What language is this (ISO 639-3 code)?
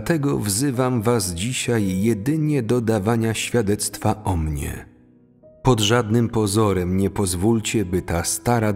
pol